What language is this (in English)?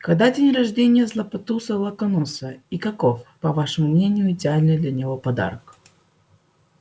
Russian